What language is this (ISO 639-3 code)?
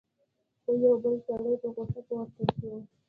pus